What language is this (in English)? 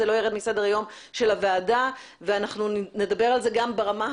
Hebrew